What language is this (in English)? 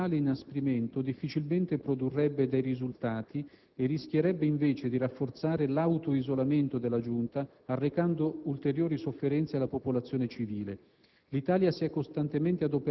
Italian